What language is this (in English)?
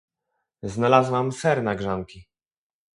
Polish